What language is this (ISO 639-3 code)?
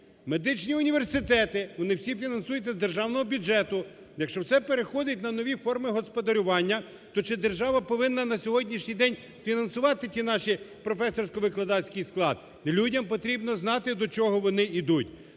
ukr